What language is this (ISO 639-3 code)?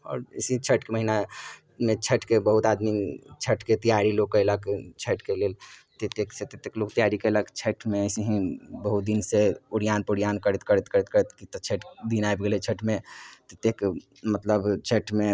mai